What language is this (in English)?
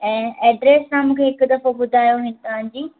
Sindhi